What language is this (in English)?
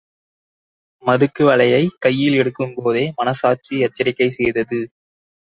Tamil